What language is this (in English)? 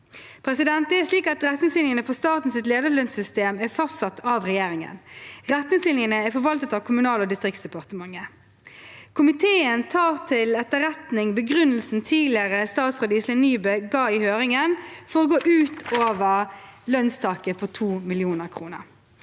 Norwegian